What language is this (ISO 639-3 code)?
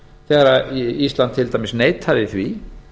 isl